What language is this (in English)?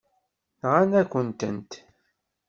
Kabyle